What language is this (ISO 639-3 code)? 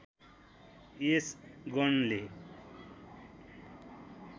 nep